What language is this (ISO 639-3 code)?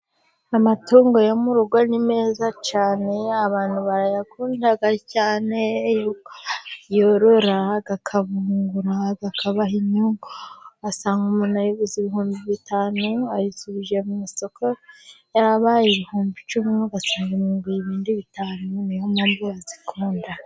kin